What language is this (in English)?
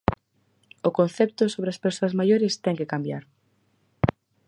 Galician